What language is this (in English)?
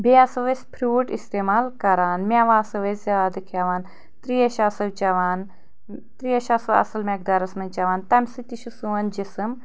Kashmiri